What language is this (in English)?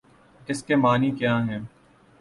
Urdu